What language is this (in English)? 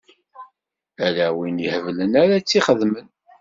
Kabyle